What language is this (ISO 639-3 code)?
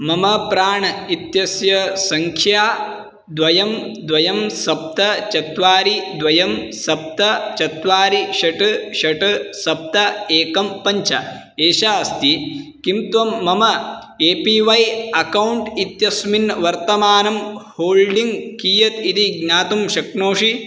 san